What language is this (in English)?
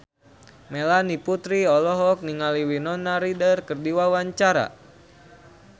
Sundanese